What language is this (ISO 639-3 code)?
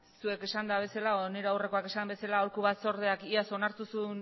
eus